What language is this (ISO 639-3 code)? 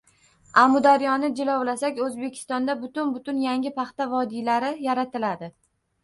uzb